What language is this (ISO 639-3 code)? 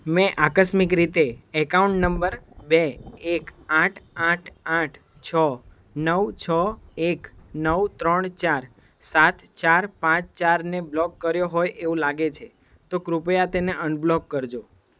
guj